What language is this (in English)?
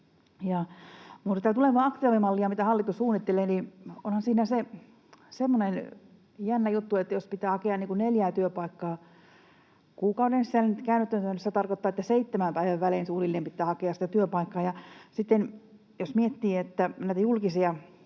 Finnish